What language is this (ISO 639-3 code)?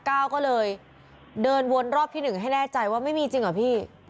tha